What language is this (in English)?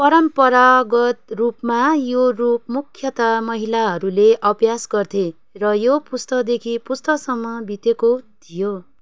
Nepali